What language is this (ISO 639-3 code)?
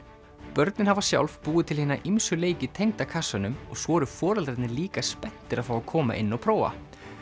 isl